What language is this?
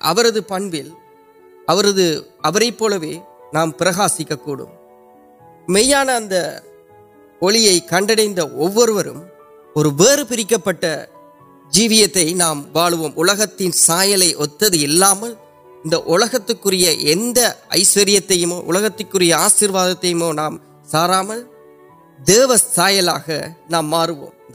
Urdu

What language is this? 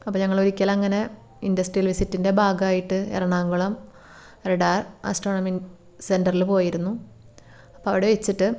Malayalam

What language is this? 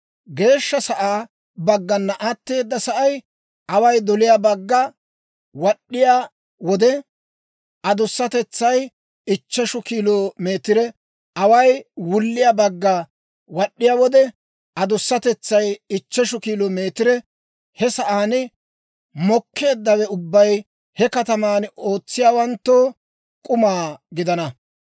Dawro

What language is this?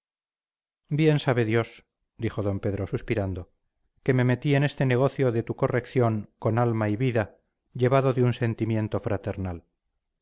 Spanish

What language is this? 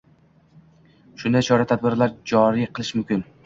Uzbek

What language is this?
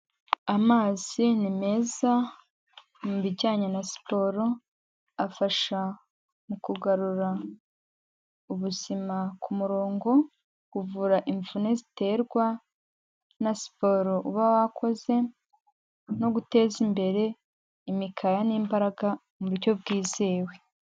Kinyarwanda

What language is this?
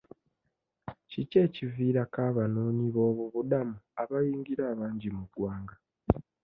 Ganda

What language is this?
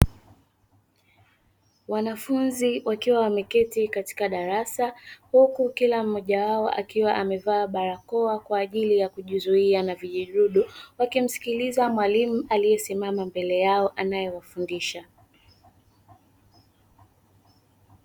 Swahili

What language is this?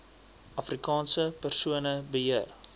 Afrikaans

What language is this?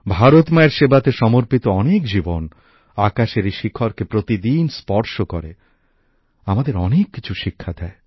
Bangla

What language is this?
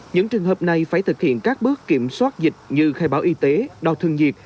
Vietnamese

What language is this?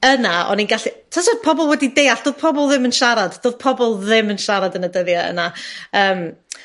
Welsh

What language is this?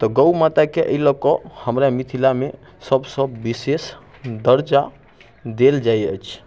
Maithili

